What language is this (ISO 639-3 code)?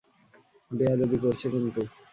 ben